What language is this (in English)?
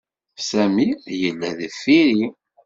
Kabyle